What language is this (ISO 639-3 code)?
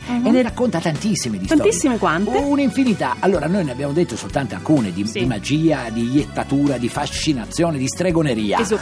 ita